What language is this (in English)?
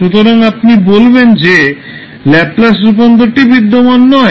Bangla